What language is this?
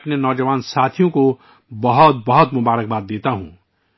Urdu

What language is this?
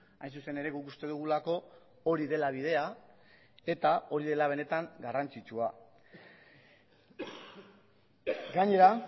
Basque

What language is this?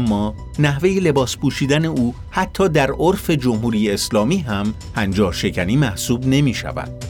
Persian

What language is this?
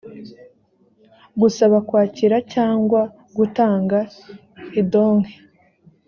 Kinyarwanda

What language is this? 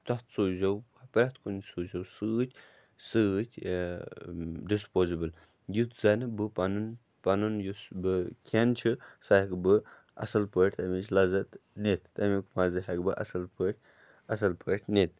Kashmiri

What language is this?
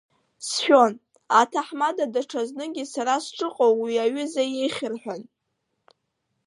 Abkhazian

